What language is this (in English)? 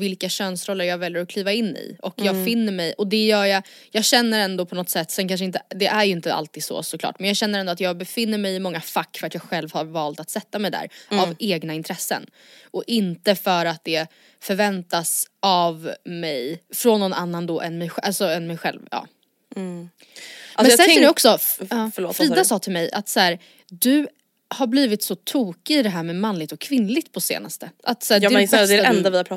Swedish